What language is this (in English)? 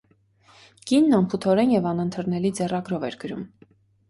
Armenian